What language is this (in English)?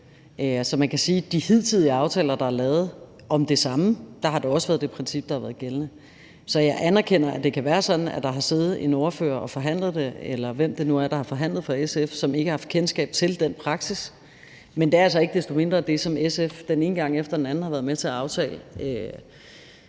Danish